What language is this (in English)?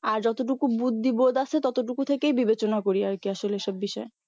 Bangla